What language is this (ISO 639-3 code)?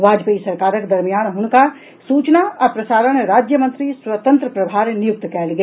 mai